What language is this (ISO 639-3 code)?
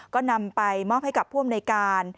tha